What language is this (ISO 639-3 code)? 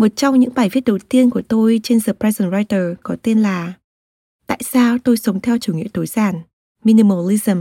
vie